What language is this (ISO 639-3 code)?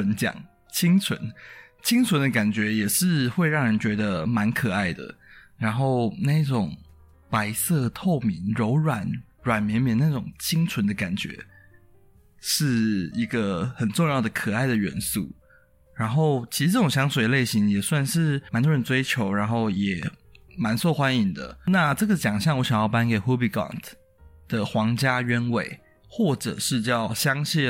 zho